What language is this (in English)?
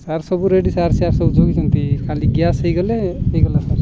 Odia